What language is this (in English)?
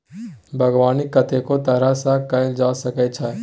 Maithili